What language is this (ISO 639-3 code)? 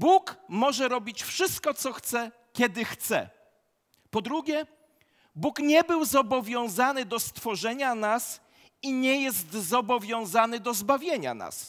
pol